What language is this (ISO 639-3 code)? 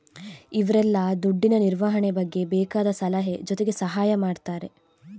kan